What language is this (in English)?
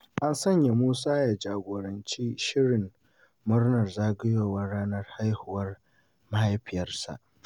Hausa